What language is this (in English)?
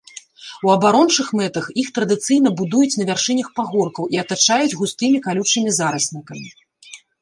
Belarusian